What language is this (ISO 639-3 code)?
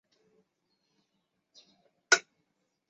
zho